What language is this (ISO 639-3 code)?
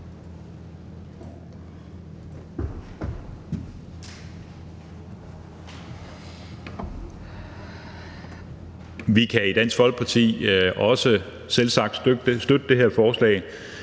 dan